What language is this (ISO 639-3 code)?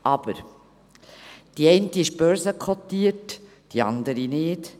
gsw